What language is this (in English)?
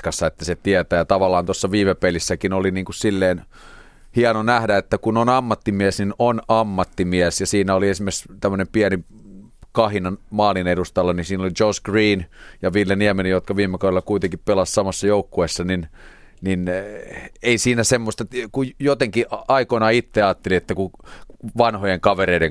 Finnish